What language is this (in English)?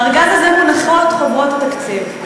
Hebrew